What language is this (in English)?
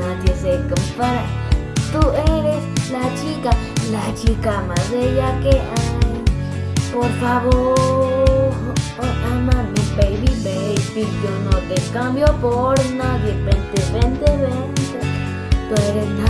Spanish